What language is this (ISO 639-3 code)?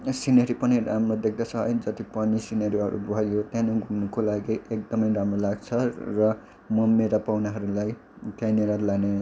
nep